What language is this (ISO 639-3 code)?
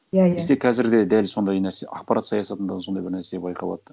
kaz